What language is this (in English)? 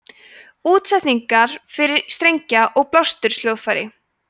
Icelandic